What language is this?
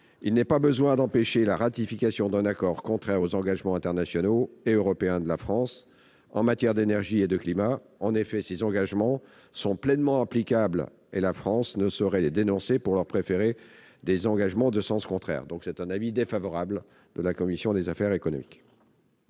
French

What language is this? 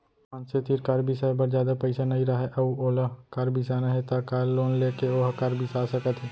Chhattisgarhi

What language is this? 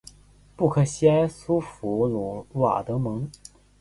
Chinese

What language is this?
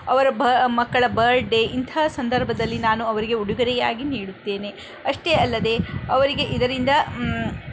Kannada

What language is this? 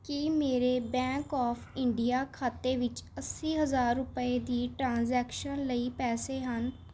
Punjabi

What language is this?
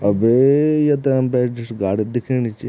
Garhwali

